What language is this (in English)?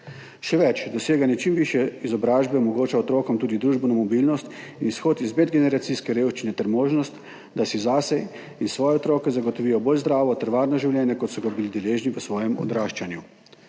Slovenian